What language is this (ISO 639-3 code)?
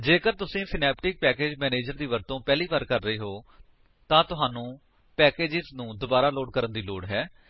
pan